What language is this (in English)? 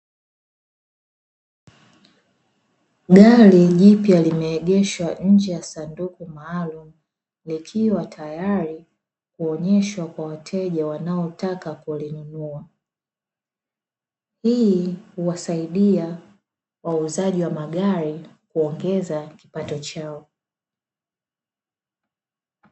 Swahili